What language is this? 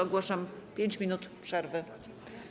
Polish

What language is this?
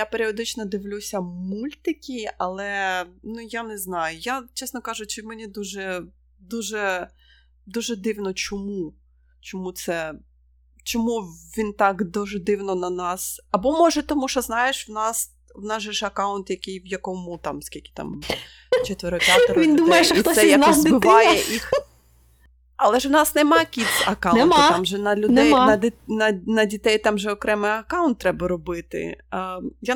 Ukrainian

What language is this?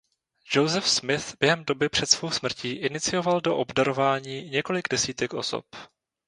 Czech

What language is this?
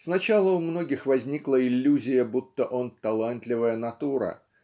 Russian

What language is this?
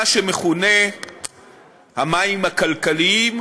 Hebrew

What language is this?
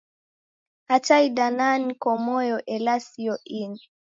Taita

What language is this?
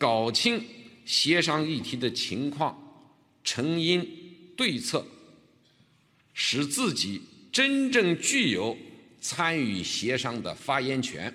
Chinese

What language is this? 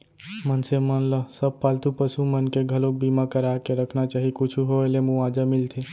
Chhattisgarhi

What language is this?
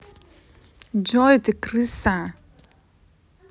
Russian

